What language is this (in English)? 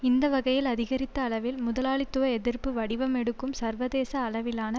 Tamil